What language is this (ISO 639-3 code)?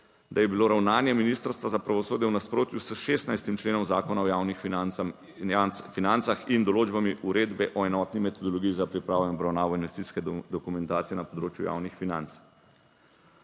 slv